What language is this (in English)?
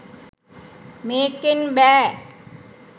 Sinhala